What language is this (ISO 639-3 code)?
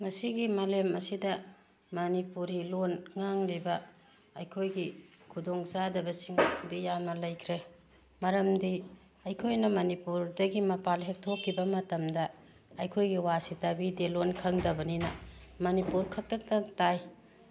mni